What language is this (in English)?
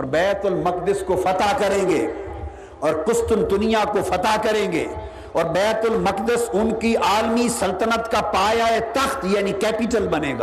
Urdu